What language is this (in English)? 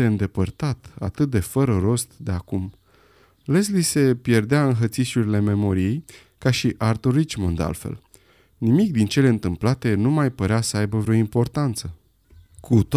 Romanian